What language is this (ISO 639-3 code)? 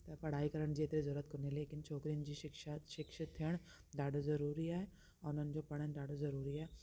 snd